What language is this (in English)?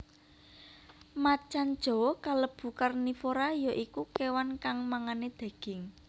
Javanese